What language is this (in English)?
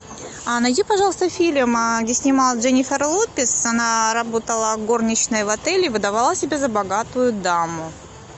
Russian